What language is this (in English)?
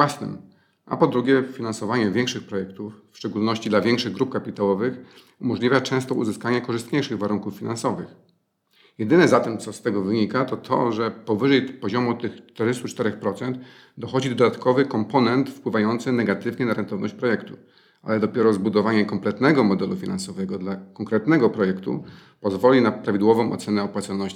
Polish